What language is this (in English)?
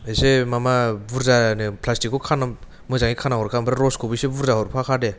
Bodo